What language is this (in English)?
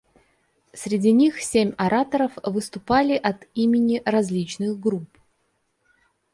Russian